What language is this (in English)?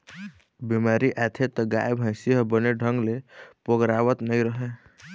Chhattisgarhi